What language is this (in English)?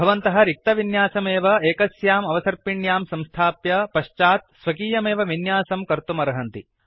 Sanskrit